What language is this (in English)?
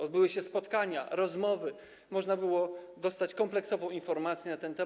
Polish